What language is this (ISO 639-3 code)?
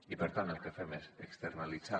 cat